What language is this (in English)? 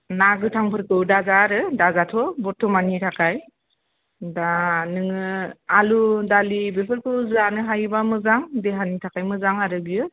Bodo